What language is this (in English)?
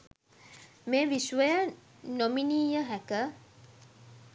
Sinhala